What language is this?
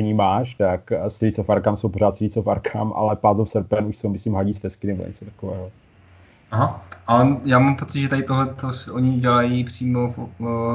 Czech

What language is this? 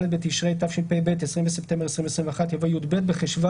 Hebrew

